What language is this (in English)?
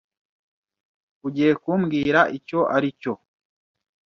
Kinyarwanda